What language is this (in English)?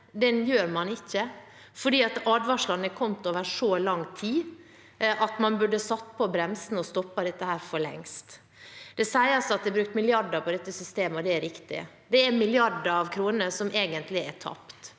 Norwegian